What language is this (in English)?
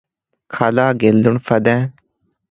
Divehi